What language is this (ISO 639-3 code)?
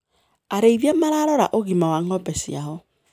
kik